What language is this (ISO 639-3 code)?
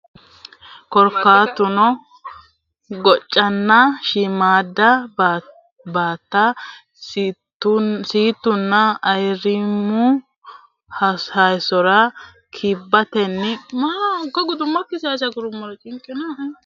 sid